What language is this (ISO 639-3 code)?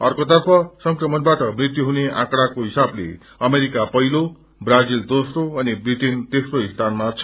nep